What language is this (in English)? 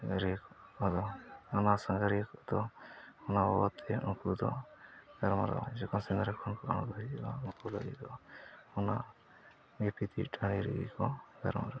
Santali